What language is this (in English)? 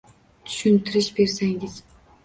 Uzbek